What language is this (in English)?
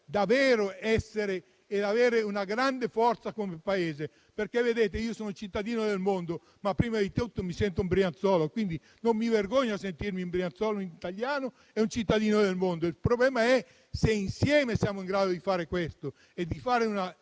Italian